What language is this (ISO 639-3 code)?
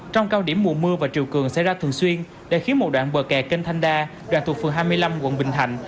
vie